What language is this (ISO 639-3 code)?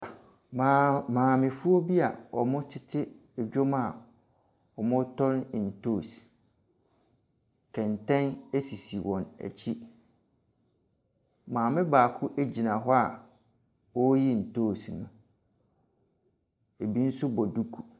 aka